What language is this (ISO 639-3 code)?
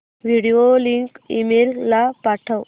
mar